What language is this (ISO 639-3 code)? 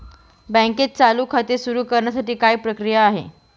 mar